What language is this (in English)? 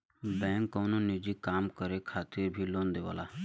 Bhojpuri